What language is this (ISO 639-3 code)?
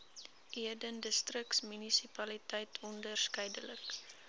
afr